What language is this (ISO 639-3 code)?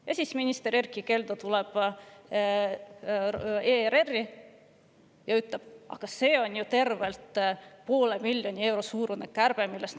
est